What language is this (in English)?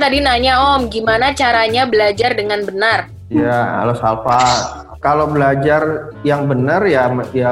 Indonesian